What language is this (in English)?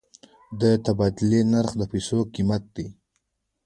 Pashto